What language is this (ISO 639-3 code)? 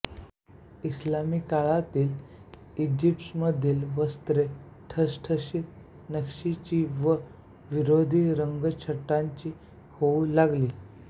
mar